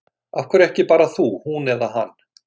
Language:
Icelandic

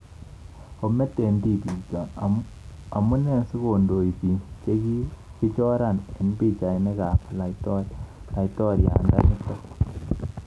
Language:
Kalenjin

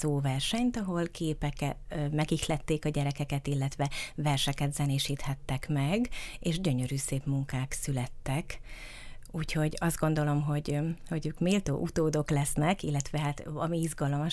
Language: Hungarian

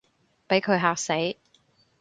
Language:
Cantonese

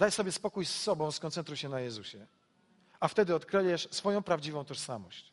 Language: Polish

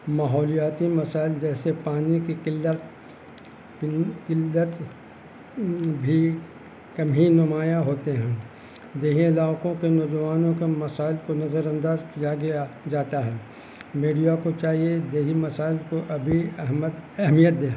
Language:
Urdu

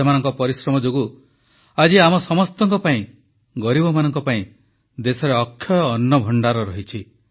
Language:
Odia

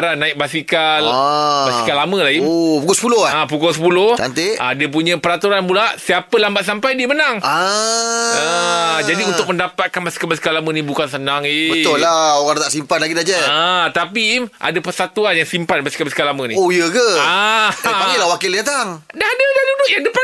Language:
Malay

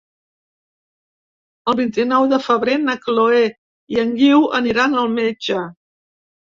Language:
Catalan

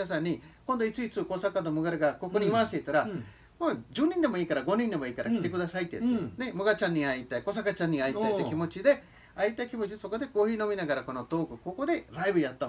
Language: Japanese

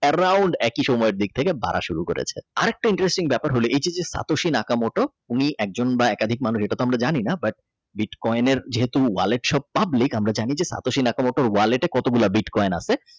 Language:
Bangla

